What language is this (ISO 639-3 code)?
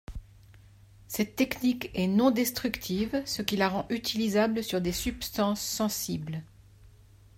fra